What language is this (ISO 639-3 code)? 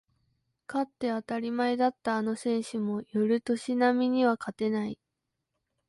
jpn